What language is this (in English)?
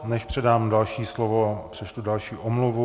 Czech